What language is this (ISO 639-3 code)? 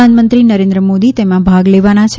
guj